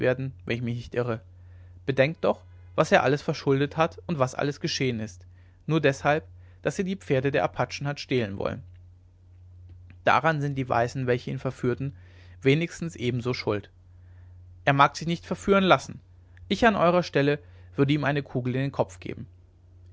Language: German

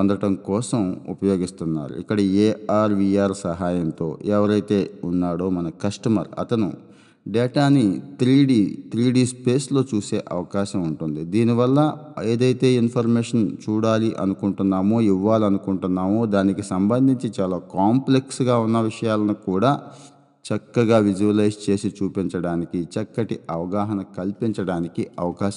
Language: Telugu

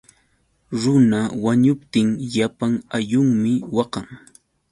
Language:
Yauyos Quechua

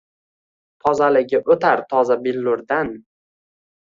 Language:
Uzbek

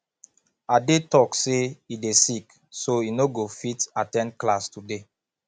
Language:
Nigerian Pidgin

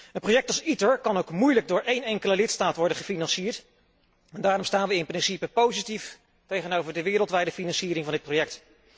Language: Dutch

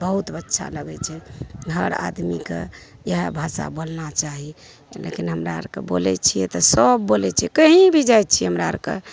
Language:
Maithili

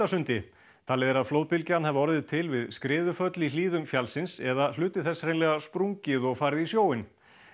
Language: Icelandic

